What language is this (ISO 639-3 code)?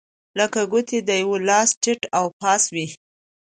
pus